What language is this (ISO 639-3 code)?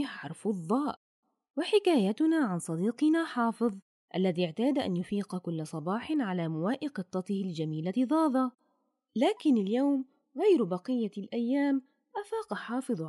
ara